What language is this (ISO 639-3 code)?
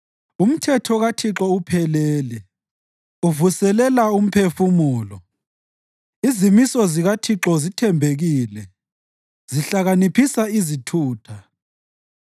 nde